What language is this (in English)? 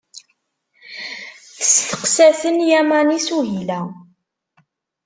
Kabyle